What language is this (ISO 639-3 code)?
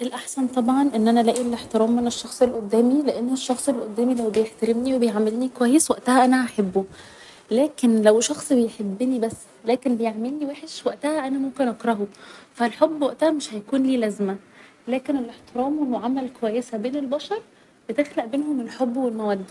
arz